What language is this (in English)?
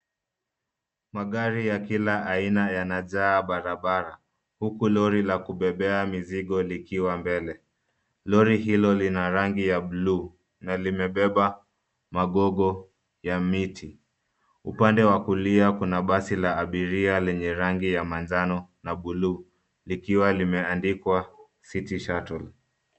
Swahili